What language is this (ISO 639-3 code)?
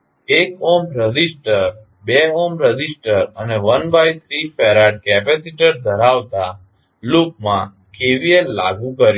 guj